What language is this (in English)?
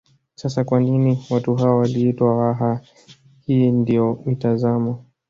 Swahili